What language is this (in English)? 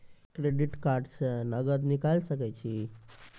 Maithili